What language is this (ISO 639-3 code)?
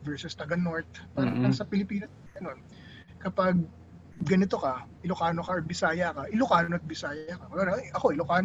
fil